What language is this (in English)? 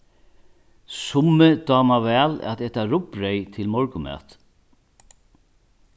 Faroese